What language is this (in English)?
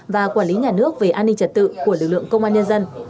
Vietnamese